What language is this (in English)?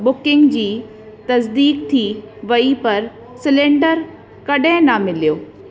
Sindhi